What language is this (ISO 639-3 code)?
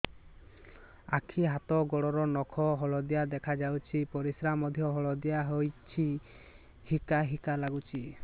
ori